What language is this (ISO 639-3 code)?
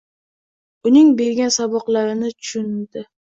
uzb